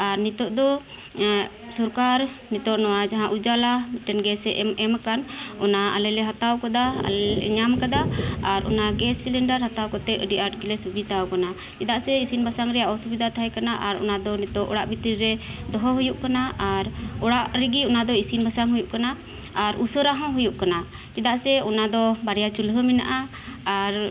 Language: Santali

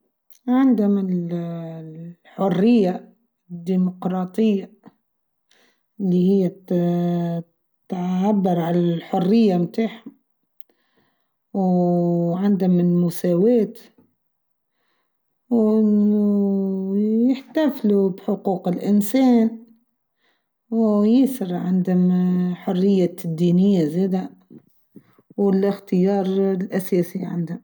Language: Tunisian Arabic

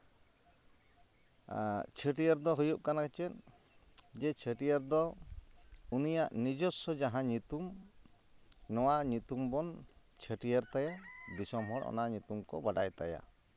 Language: Santali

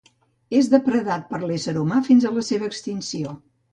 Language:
Catalan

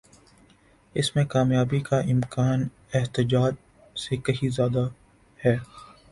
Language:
Urdu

